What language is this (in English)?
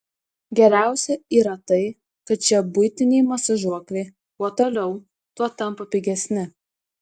Lithuanian